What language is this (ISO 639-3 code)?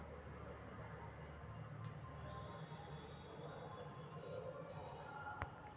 mag